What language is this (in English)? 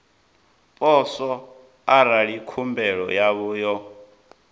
Venda